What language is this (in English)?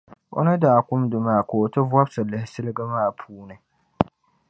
Dagbani